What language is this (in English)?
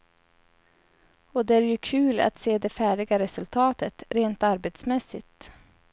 Swedish